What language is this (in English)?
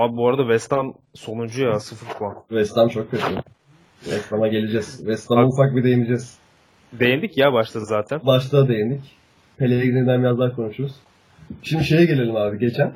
Turkish